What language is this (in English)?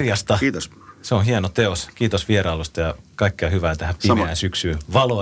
Finnish